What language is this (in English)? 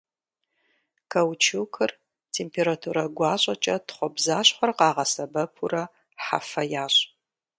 Kabardian